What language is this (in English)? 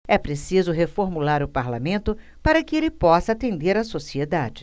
Portuguese